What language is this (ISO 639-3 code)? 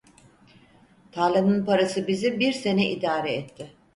tur